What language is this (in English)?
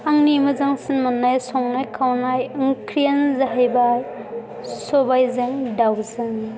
Bodo